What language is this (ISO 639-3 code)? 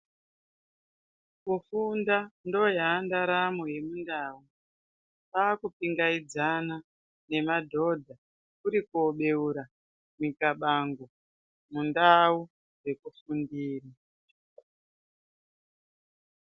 ndc